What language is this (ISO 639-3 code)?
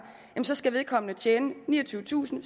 dan